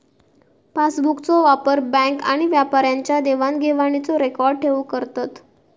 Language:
Marathi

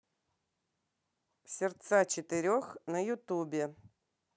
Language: Russian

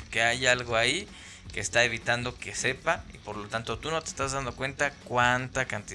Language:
Spanish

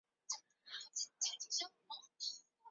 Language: Chinese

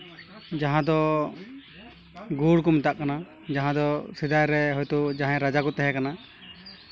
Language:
Santali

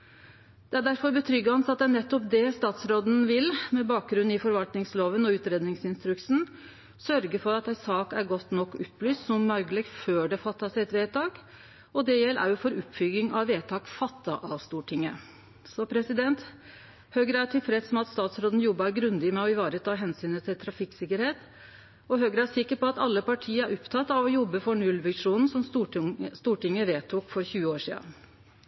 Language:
Norwegian Nynorsk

